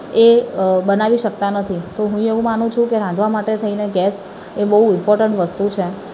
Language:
Gujarati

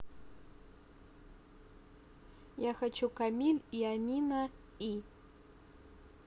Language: Russian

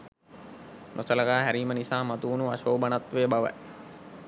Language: Sinhala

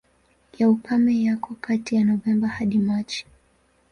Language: Swahili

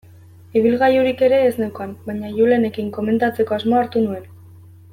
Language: Basque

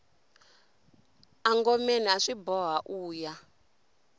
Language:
Tsonga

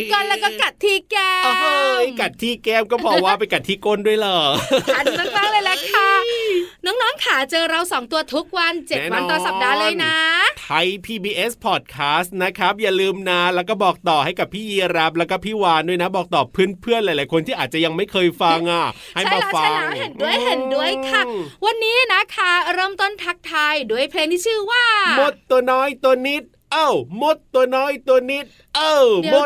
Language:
Thai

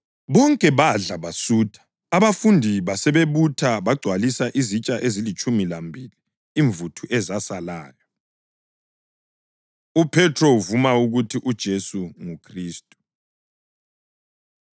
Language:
North Ndebele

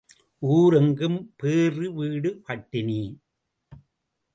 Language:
Tamil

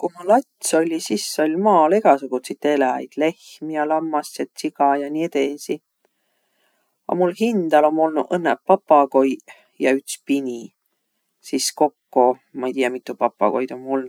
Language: Võro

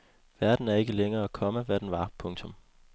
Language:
Danish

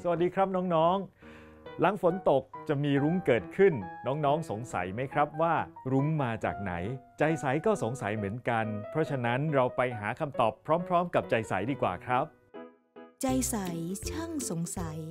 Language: Thai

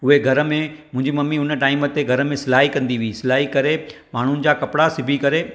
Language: Sindhi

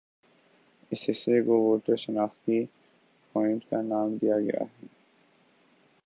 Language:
Urdu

